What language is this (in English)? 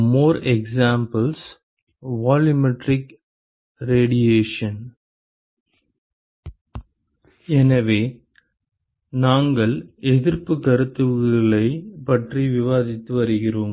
Tamil